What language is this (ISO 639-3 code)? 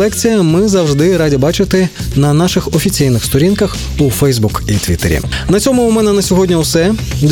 ukr